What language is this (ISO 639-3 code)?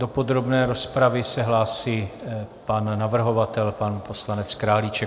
ces